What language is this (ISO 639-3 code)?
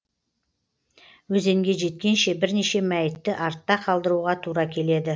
kaz